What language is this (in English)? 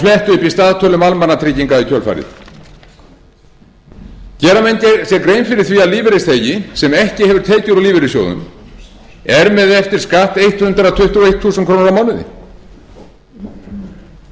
Icelandic